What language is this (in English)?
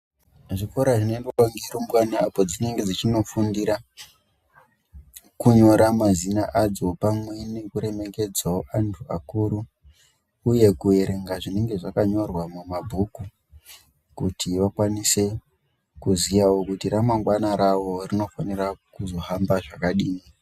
Ndau